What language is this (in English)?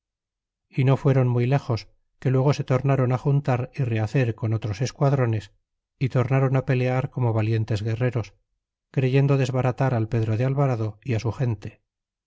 Spanish